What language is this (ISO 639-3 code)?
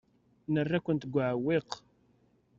kab